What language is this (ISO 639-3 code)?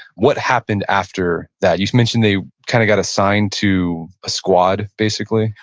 eng